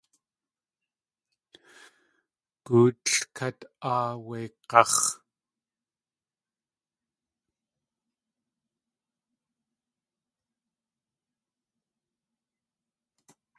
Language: Tlingit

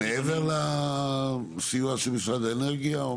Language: Hebrew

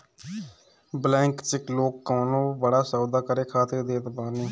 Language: Bhojpuri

